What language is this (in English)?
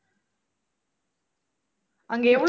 Tamil